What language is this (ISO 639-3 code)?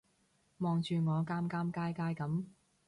yue